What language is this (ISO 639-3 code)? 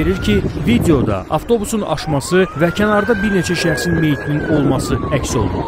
tur